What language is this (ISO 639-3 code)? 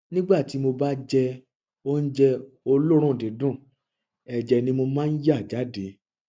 yor